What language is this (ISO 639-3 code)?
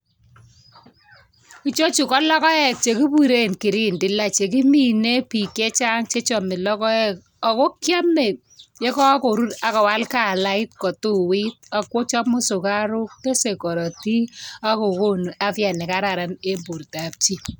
kln